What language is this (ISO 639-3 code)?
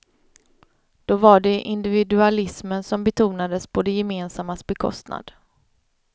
swe